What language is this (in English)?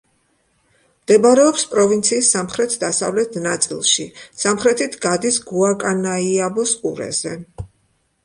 Georgian